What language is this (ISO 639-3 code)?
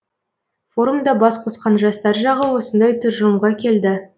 kaz